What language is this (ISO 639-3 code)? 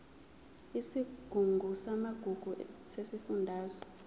zul